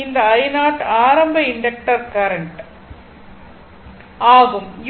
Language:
Tamil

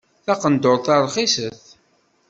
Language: Kabyle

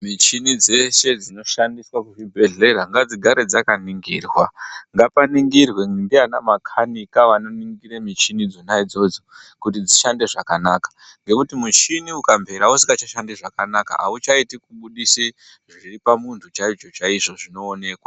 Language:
Ndau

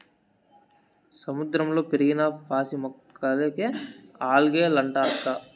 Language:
Telugu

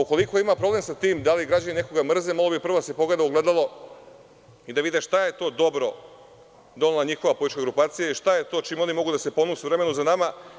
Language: Serbian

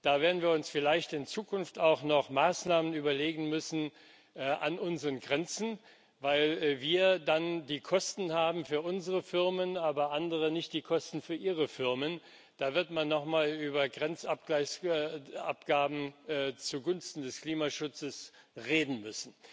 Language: German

